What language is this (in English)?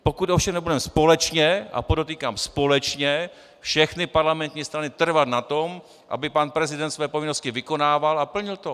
Czech